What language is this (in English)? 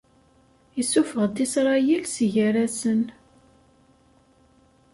Kabyle